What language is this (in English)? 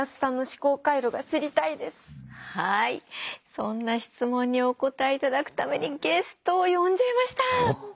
Japanese